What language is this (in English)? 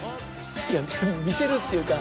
Japanese